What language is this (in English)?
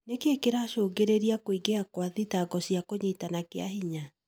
Kikuyu